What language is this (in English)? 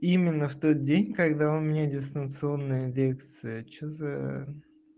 Russian